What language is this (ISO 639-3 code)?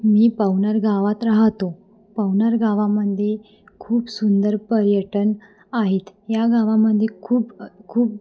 mar